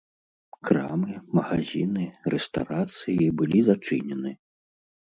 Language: Belarusian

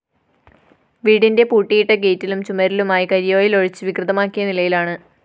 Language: Malayalam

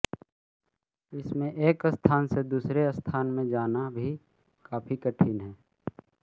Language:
Hindi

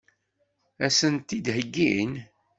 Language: Kabyle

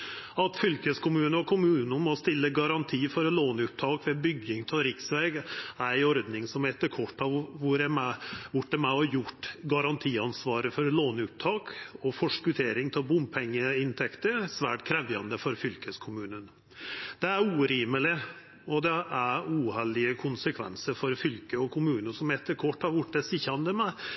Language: Norwegian Nynorsk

